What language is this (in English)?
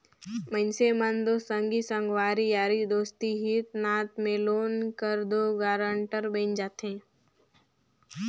Chhattisgarhi